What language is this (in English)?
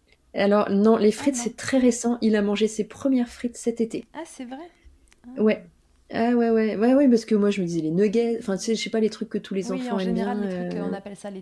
French